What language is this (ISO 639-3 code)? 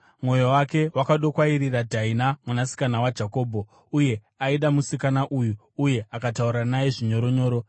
sna